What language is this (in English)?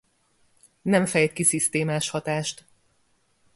Hungarian